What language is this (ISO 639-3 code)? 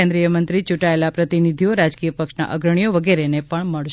guj